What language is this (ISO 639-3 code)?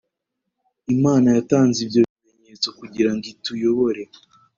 kin